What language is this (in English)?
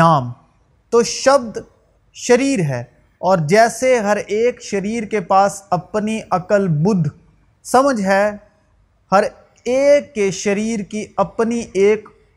Urdu